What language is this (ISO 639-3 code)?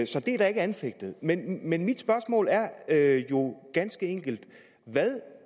dan